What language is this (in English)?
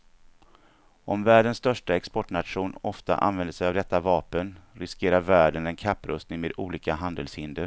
Swedish